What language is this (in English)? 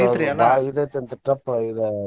Kannada